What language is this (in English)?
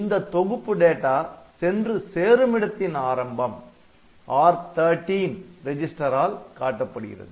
Tamil